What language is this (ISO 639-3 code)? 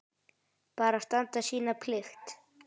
isl